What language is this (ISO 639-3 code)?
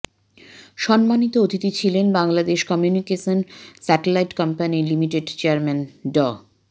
ben